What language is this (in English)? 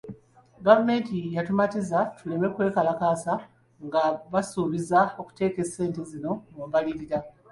Ganda